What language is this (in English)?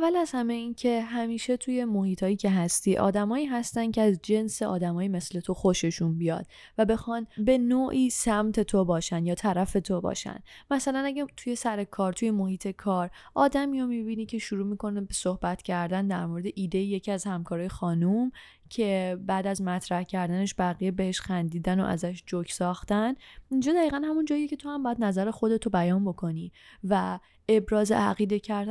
Persian